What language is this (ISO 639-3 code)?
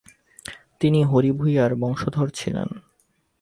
ben